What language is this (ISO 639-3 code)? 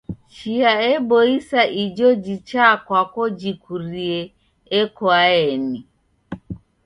dav